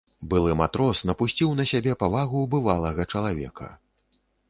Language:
Belarusian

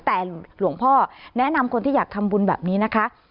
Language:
Thai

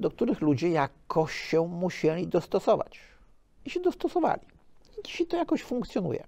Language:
Polish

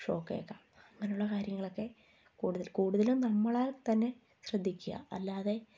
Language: Malayalam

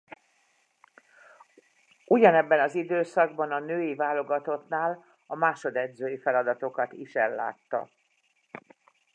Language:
Hungarian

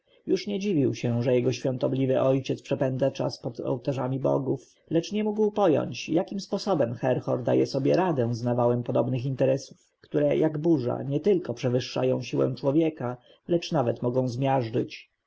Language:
Polish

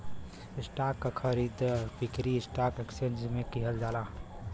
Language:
Bhojpuri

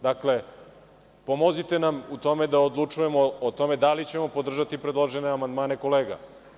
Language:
Serbian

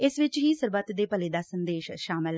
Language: Punjabi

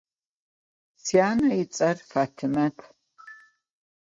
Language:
Adyghe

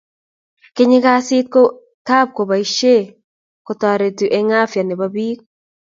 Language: Kalenjin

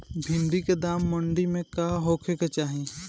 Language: Bhojpuri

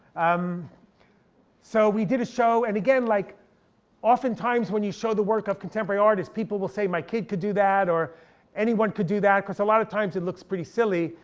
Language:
English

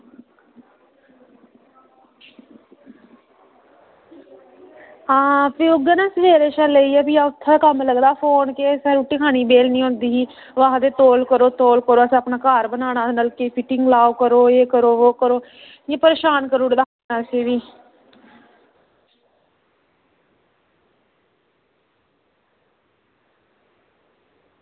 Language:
Dogri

